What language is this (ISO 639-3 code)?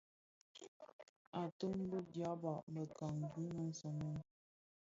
ksf